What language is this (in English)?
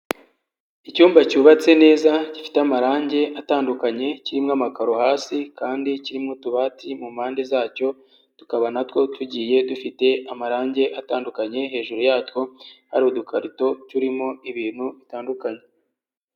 Kinyarwanda